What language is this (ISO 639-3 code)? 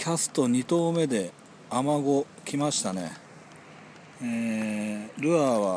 jpn